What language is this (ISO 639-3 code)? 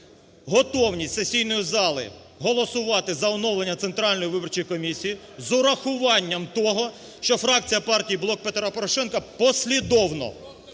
ukr